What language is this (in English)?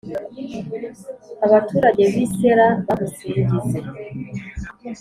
Kinyarwanda